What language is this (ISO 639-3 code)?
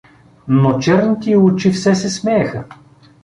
bul